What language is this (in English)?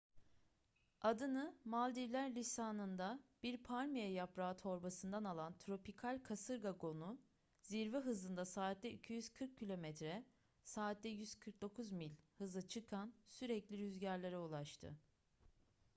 Turkish